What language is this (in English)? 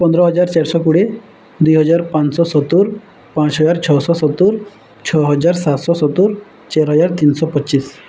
Odia